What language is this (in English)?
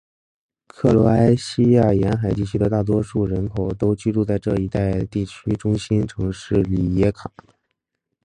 Chinese